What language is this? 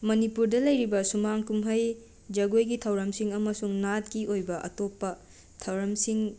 Manipuri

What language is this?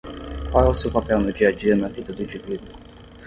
Portuguese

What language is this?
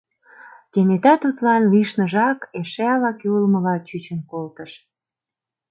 Mari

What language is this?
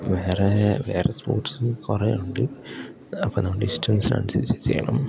Malayalam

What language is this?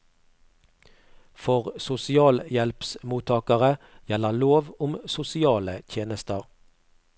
Norwegian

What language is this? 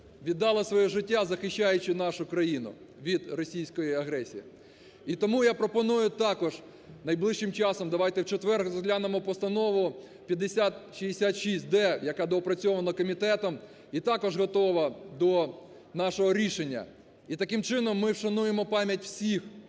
Ukrainian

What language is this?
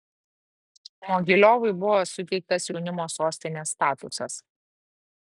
Lithuanian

